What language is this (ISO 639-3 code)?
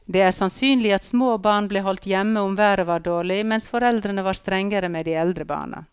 nor